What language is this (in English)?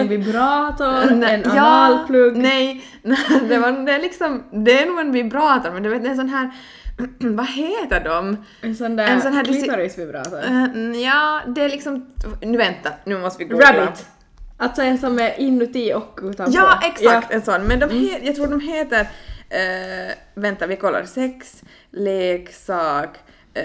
Swedish